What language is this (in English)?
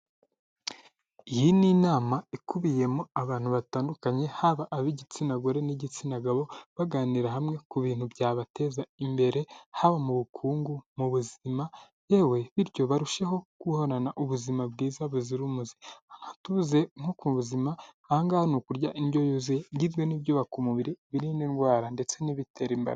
Kinyarwanda